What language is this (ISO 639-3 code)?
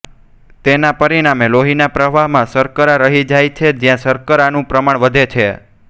guj